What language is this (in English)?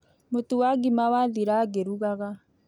Kikuyu